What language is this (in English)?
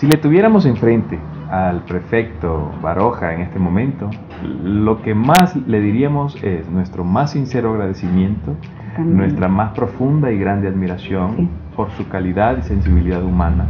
Spanish